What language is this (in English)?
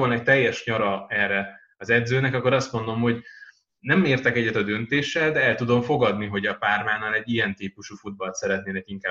Hungarian